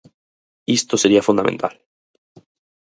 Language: Galician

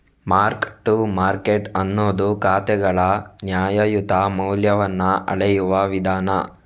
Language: Kannada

